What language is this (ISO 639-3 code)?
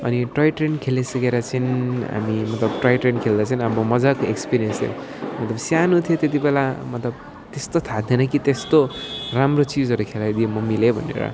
nep